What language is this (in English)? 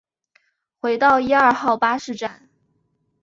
Chinese